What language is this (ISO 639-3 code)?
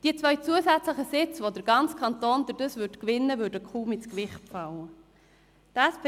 gsw